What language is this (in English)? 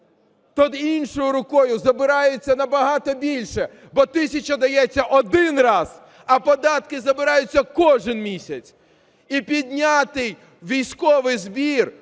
Ukrainian